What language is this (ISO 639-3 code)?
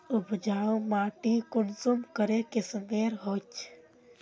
mag